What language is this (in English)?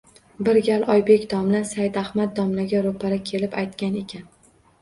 Uzbek